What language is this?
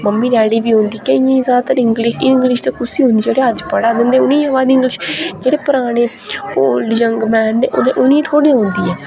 Dogri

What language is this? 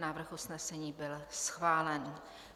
Czech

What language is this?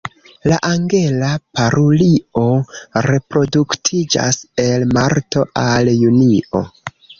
Esperanto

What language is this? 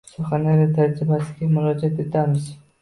Uzbek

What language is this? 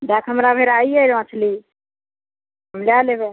Maithili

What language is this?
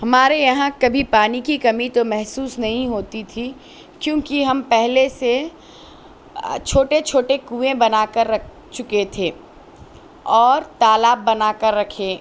Urdu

